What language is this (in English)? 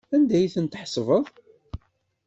Kabyle